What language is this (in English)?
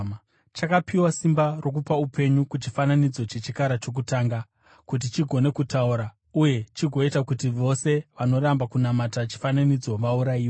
Shona